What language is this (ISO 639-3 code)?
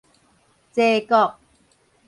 nan